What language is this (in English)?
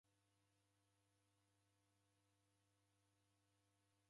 Taita